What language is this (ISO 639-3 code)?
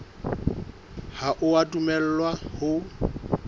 sot